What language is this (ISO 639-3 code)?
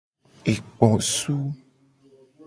gej